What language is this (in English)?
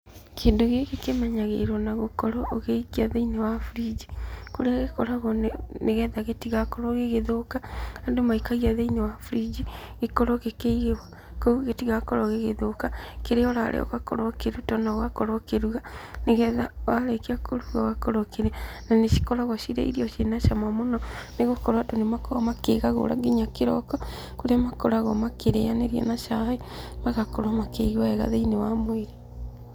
Kikuyu